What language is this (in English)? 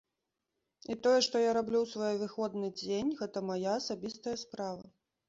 Belarusian